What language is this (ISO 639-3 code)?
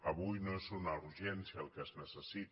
cat